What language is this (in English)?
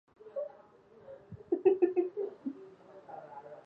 Chinese